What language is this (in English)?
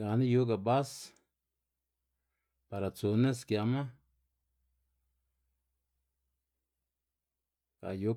Xanaguía Zapotec